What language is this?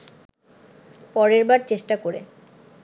Bangla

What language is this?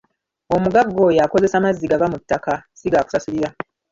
Ganda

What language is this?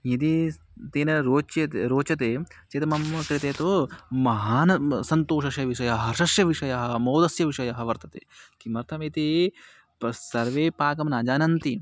Sanskrit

